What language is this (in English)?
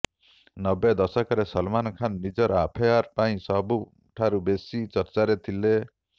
Odia